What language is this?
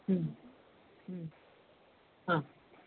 Malayalam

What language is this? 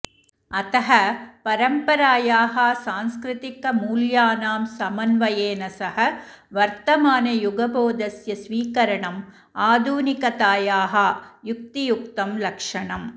Sanskrit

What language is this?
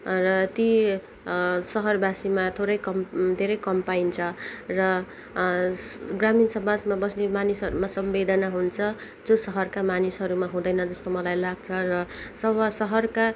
Nepali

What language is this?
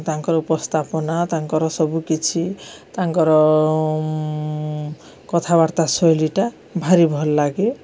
Odia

